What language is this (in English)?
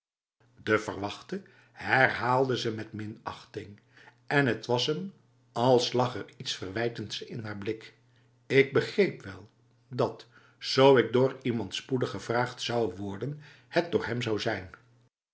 Dutch